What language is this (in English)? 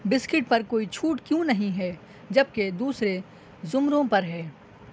Urdu